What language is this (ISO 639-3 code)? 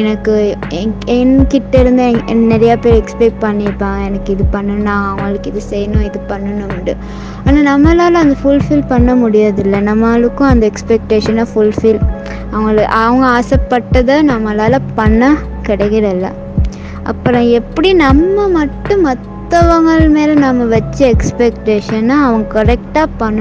tam